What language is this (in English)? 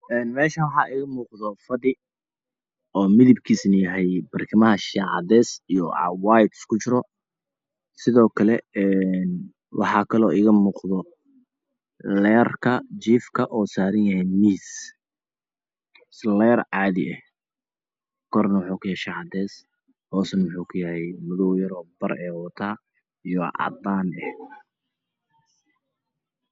Somali